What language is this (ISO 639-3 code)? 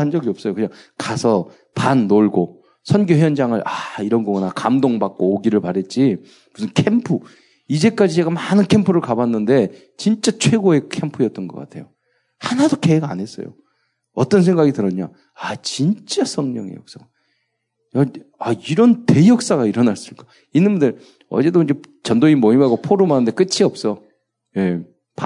kor